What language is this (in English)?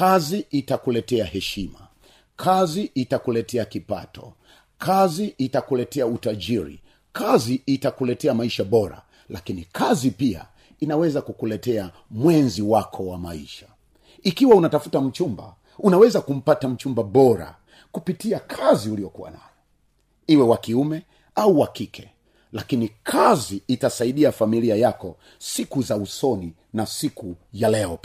Swahili